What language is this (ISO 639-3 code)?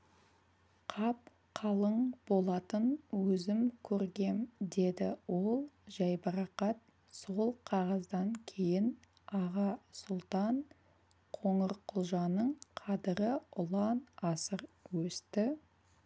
kaz